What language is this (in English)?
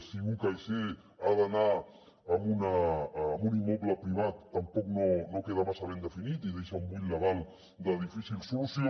Catalan